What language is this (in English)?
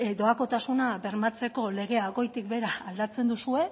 Basque